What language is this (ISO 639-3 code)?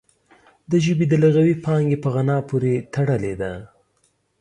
pus